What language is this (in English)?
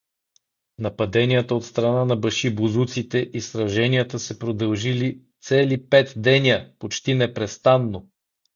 Bulgarian